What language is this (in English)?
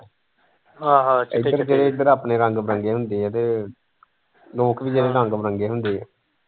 Punjabi